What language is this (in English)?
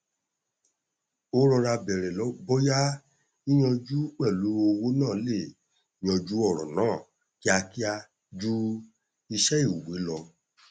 Yoruba